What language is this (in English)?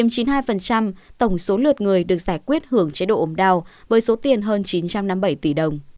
Vietnamese